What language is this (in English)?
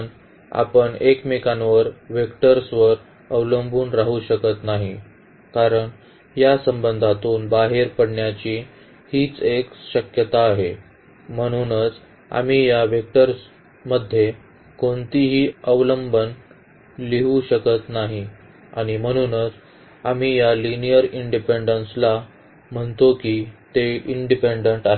Marathi